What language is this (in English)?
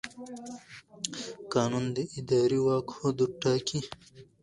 Pashto